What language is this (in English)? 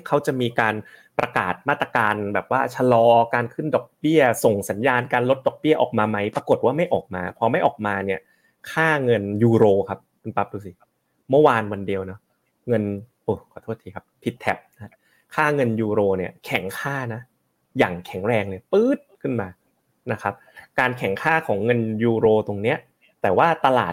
Thai